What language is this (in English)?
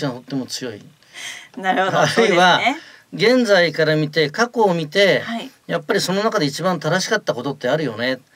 Japanese